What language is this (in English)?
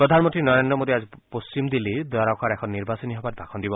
Assamese